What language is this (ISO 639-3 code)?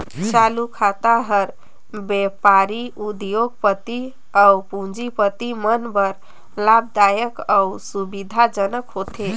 hne